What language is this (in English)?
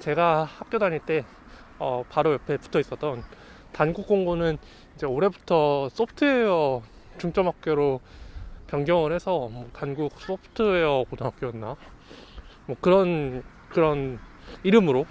Korean